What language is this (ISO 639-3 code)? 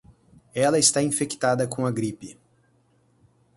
por